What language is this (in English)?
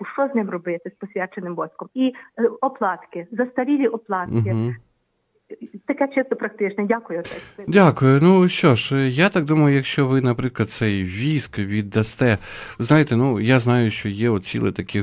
Ukrainian